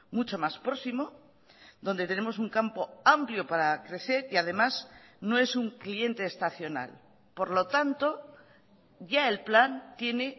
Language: Spanish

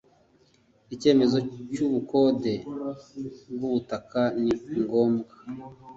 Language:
Kinyarwanda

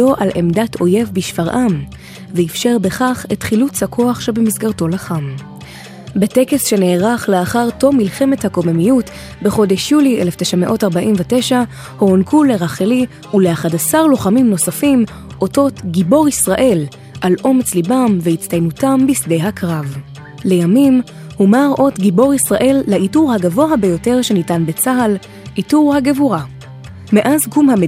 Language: Hebrew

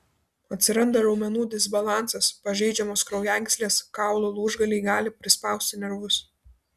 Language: Lithuanian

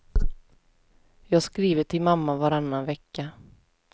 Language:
Swedish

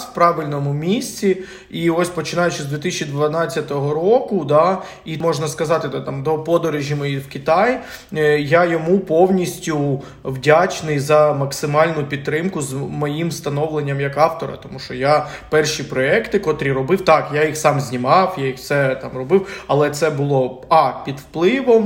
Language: Ukrainian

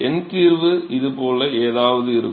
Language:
Tamil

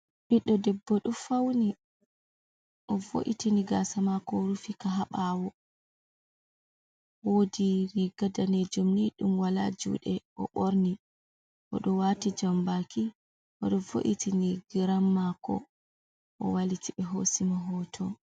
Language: Fula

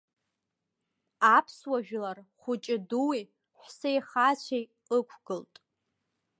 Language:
Abkhazian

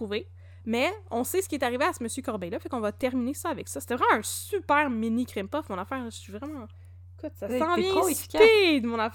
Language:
French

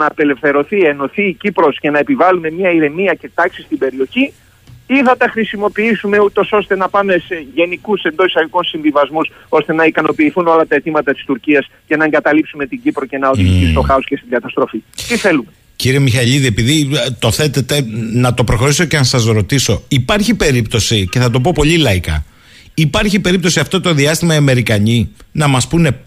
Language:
Greek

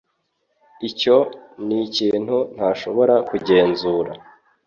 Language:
Kinyarwanda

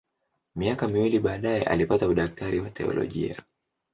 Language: Swahili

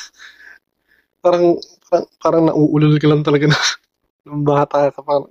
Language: Filipino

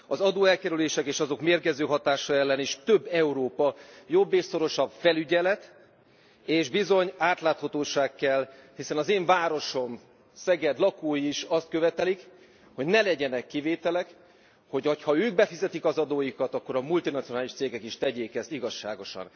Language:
Hungarian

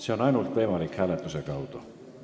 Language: Estonian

